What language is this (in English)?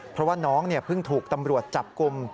Thai